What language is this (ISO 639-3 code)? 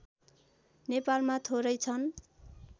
nep